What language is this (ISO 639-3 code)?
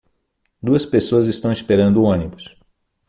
por